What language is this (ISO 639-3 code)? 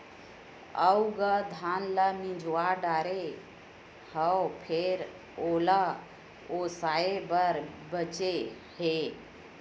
hne